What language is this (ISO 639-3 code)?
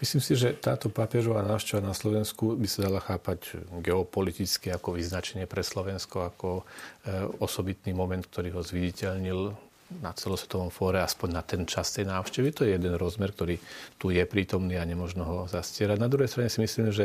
slk